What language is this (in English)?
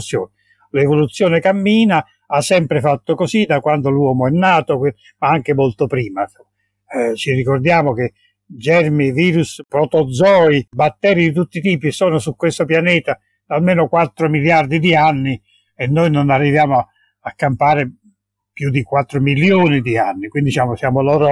Italian